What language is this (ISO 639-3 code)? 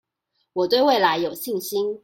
zho